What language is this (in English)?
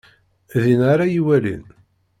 Kabyle